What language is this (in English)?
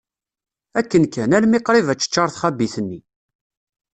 Kabyle